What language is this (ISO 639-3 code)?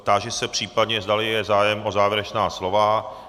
ces